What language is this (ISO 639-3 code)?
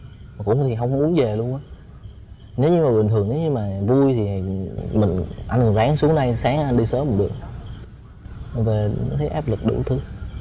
vie